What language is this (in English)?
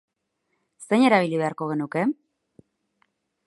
Basque